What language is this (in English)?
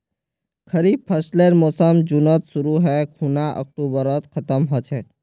Magahi